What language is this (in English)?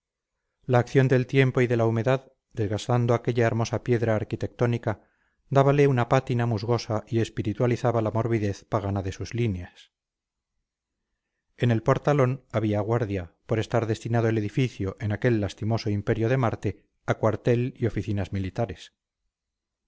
Spanish